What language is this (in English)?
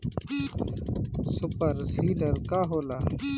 Bhojpuri